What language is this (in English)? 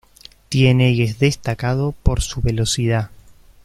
Spanish